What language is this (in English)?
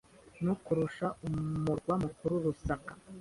Kinyarwanda